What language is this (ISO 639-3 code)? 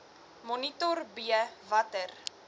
afr